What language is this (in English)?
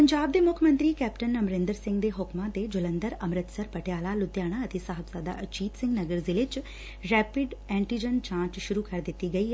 Punjabi